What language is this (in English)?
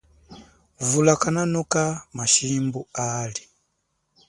Chokwe